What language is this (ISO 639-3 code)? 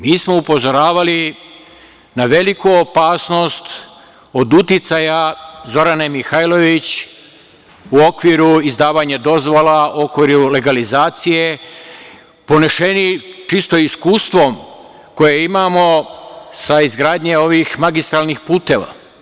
srp